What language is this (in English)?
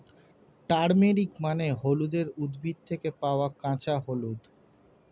Bangla